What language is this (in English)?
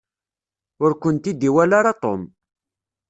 Kabyle